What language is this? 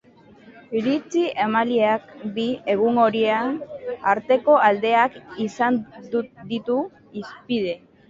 Basque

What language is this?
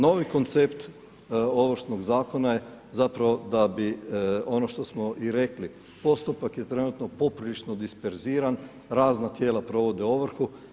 Croatian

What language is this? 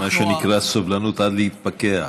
Hebrew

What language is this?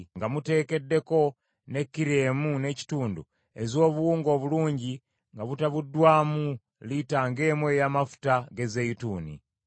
Ganda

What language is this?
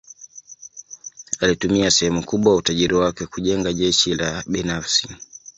Swahili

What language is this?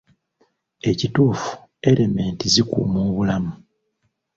Ganda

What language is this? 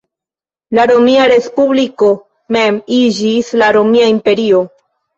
Esperanto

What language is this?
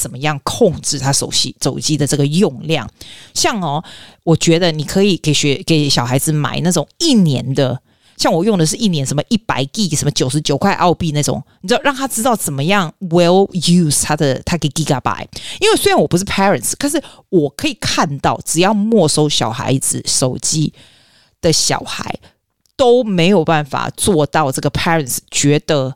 Chinese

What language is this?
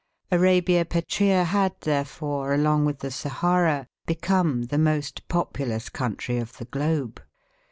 English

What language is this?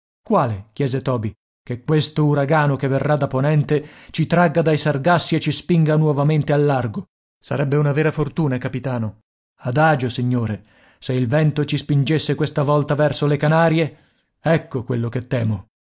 Italian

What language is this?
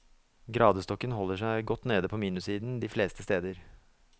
Norwegian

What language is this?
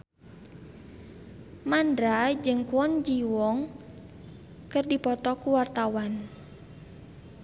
Sundanese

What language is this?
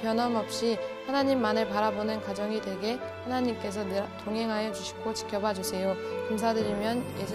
Korean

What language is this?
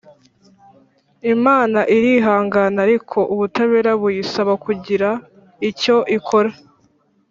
Kinyarwanda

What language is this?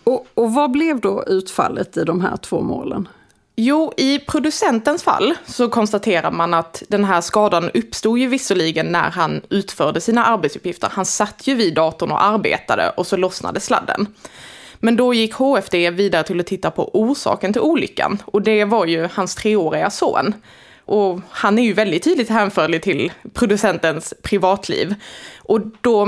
Swedish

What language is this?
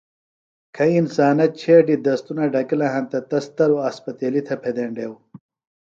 Phalura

